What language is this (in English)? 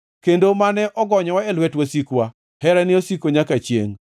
Luo (Kenya and Tanzania)